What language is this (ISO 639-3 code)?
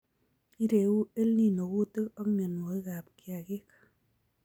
kln